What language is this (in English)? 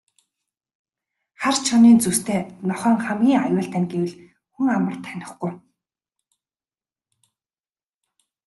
Mongolian